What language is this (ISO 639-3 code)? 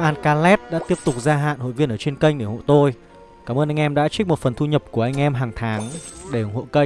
vie